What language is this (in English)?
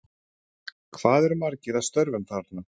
Icelandic